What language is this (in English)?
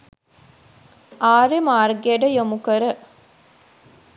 Sinhala